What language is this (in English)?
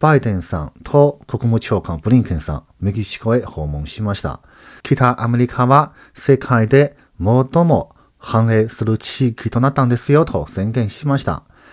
Japanese